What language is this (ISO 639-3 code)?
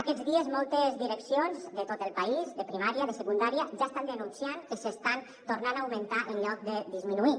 cat